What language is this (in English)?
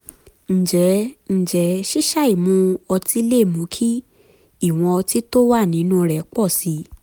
Yoruba